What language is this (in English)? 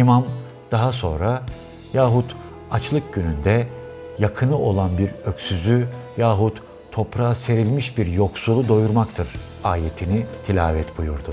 Turkish